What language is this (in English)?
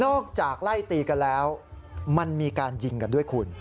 Thai